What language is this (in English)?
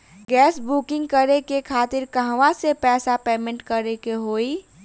Bhojpuri